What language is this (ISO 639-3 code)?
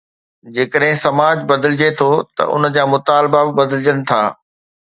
snd